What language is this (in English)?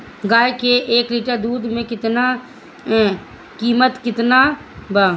Bhojpuri